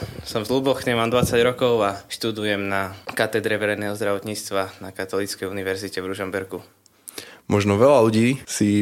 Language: Slovak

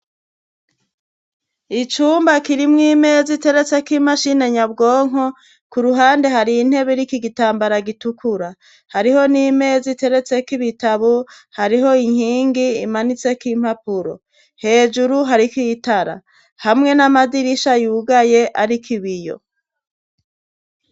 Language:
Rundi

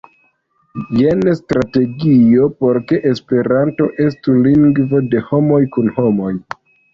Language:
Esperanto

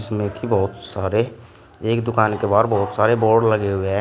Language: Hindi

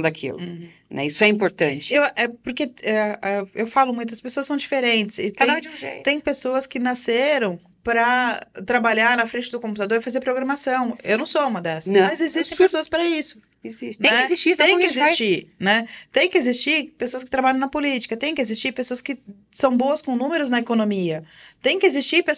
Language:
Portuguese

